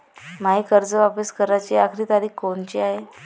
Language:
Marathi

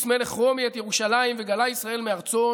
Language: Hebrew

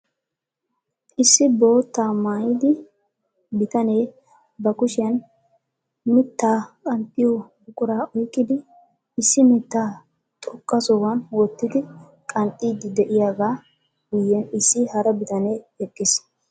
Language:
Wolaytta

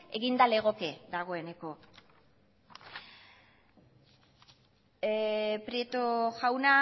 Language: Basque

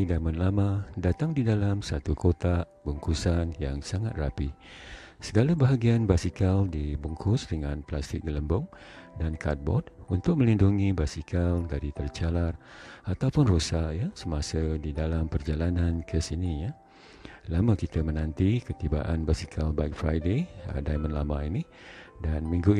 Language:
Malay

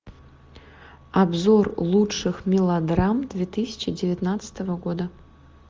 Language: Russian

